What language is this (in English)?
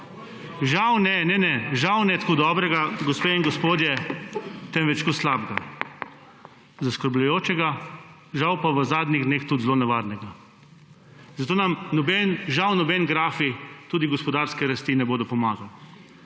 Slovenian